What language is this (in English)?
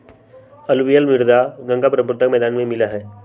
Magahi